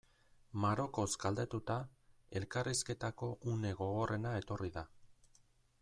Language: Basque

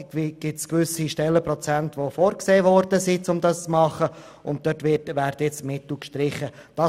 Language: Swiss German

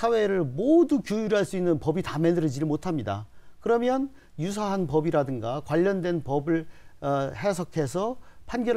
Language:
Korean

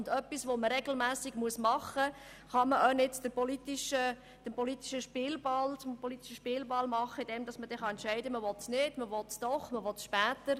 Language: Swiss German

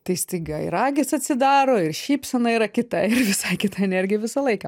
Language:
Lithuanian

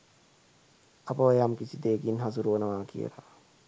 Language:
Sinhala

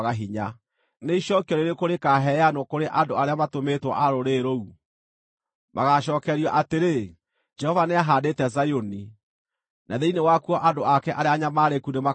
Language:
Kikuyu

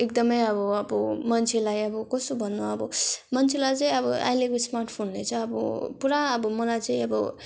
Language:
Nepali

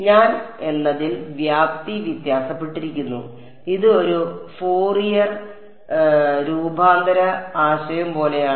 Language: Malayalam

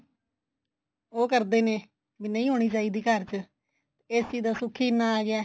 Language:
Punjabi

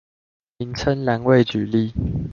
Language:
Chinese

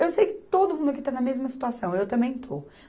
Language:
Portuguese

